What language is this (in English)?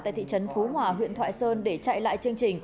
Vietnamese